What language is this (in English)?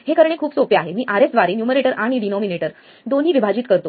Marathi